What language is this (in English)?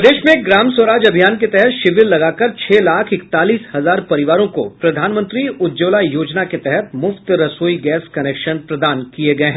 Hindi